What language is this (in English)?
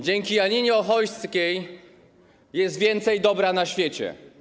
Polish